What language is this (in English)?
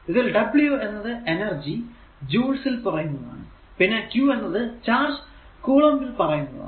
Malayalam